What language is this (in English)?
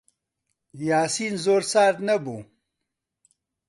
Central Kurdish